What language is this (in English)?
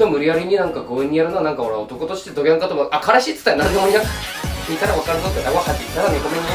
Japanese